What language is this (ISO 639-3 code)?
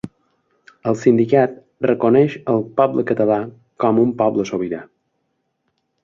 cat